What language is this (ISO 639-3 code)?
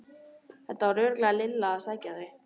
isl